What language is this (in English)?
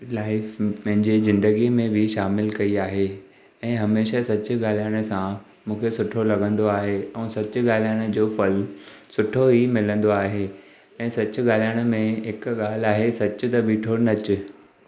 Sindhi